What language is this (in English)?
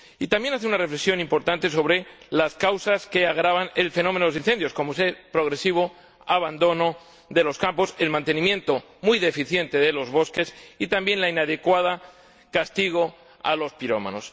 Spanish